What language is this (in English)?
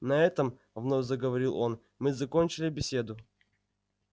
Russian